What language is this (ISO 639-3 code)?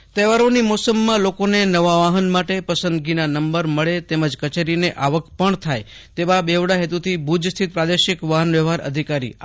guj